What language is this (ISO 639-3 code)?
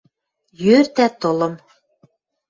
mrj